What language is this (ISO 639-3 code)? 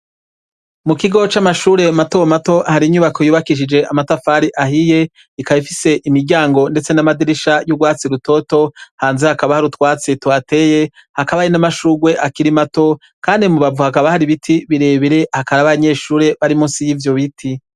run